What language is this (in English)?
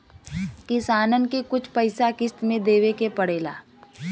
Bhojpuri